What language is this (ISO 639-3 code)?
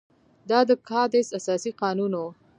pus